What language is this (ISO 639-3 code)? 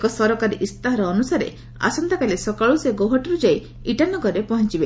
ori